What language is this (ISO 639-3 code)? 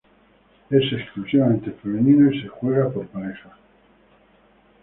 spa